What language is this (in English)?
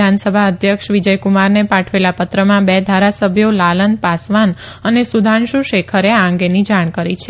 Gujarati